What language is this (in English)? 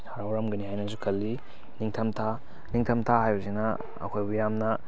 Manipuri